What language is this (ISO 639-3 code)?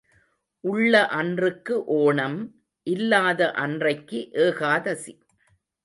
tam